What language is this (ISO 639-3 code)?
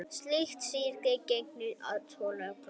isl